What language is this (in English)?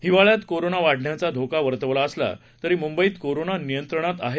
Marathi